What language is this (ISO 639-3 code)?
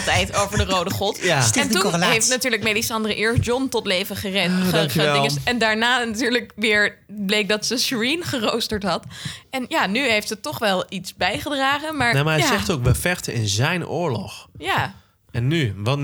nld